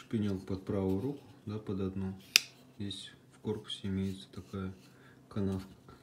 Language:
Russian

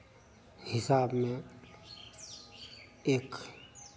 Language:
Hindi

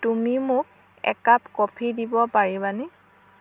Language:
Assamese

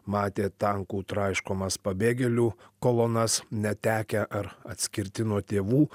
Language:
Lithuanian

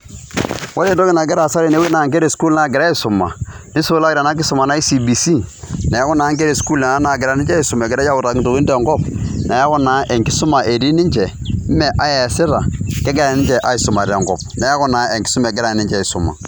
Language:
Masai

